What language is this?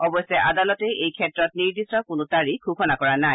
Assamese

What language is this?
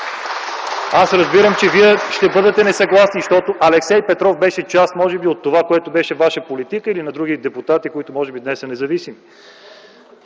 Bulgarian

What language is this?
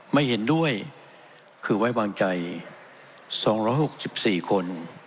Thai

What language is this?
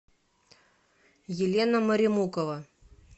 Russian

